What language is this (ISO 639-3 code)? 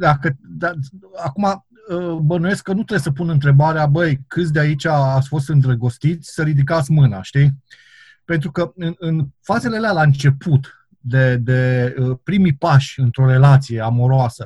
ron